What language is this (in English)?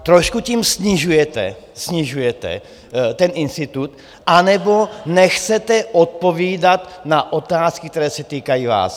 Czech